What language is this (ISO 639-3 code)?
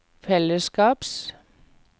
nor